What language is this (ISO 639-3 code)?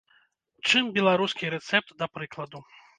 bel